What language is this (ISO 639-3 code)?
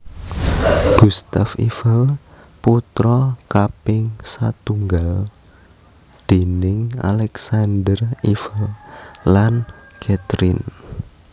jav